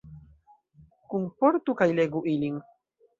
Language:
Esperanto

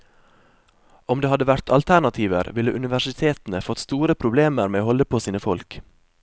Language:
Norwegian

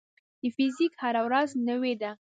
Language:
Pashto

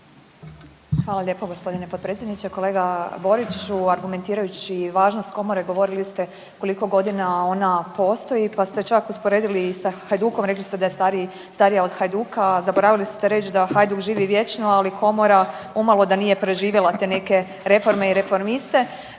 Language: Croatian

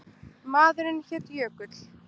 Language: Icelandic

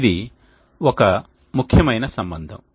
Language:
Telugu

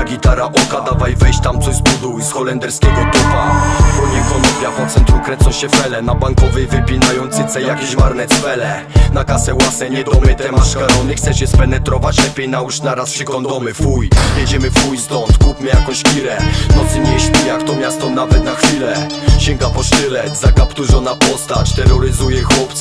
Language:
Polish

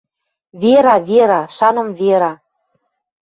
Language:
Western Mari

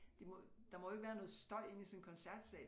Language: Danish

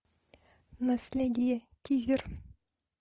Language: Russian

